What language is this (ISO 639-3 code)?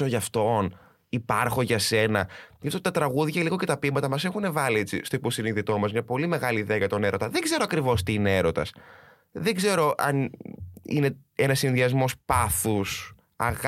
ell